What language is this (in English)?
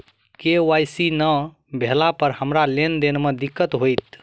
Maithili